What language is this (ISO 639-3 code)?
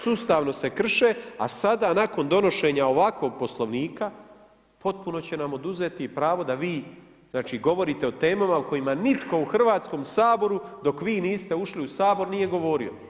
hrv